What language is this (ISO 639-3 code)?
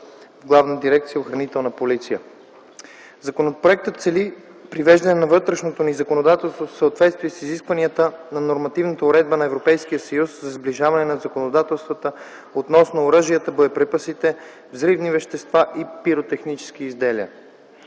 bul